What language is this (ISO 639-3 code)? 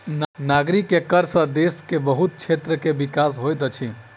mai